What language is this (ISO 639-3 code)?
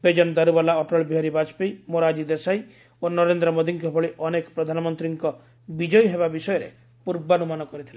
ori